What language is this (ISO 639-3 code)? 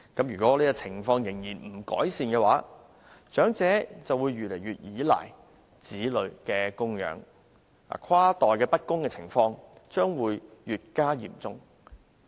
yue